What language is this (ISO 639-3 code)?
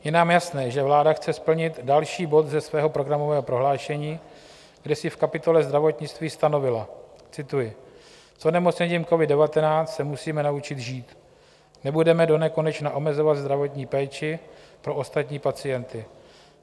ces